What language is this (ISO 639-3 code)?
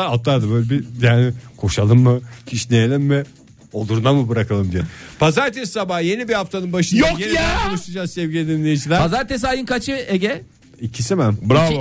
tur